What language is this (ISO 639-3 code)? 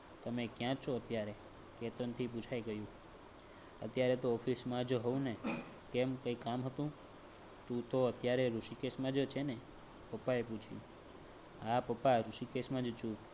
guj